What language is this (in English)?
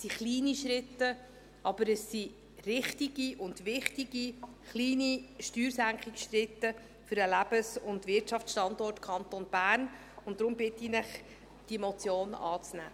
Swiss German